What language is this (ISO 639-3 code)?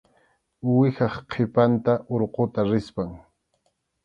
qxu